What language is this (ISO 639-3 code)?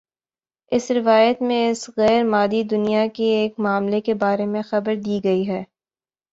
urd